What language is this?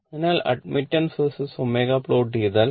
Malayalam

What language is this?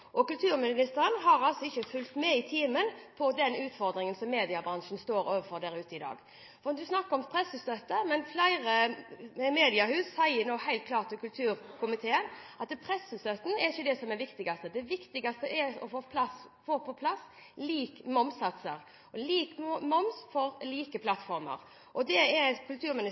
Norwegian Bokmål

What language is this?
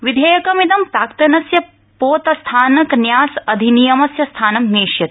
Sanskrit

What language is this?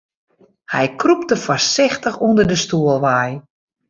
Western Frisian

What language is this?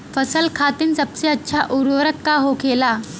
Bhojpuri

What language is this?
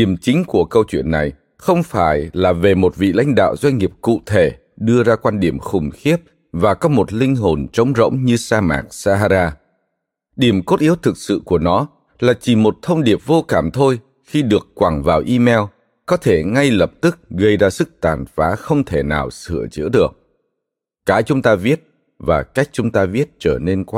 Vietnamese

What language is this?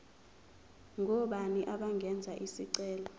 Zulu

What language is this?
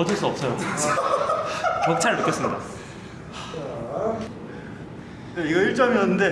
Korean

